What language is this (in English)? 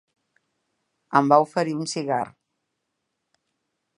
Catalan